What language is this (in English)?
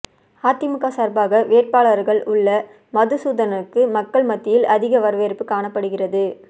Tamil